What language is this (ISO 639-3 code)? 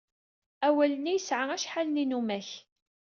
kab